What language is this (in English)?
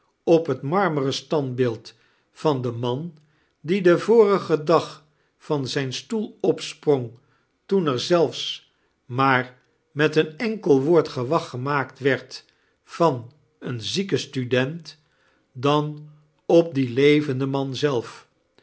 Dutch